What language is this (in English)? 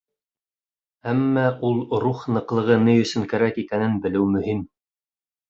Bashkir